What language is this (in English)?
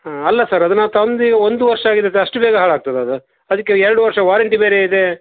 Kannada